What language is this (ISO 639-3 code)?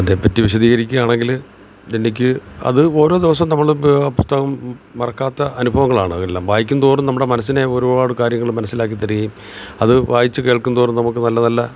mal